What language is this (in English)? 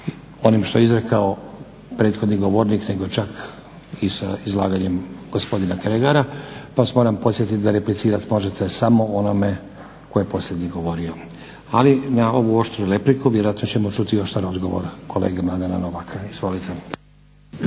Croatian